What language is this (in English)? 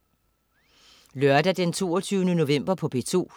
Danish